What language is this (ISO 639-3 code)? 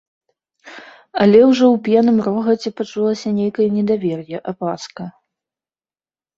bel